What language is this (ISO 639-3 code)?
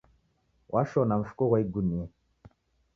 dav